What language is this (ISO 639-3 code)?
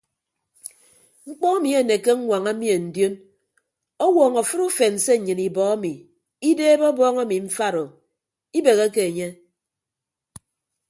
ibb